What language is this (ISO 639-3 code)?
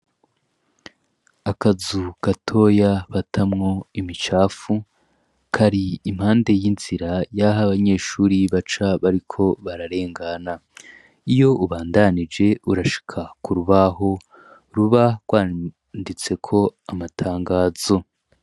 run